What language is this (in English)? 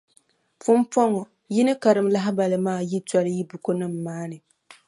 Dagbani